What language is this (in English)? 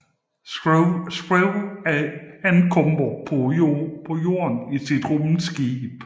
Danish